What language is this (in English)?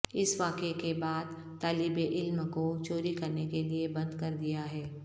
Urdu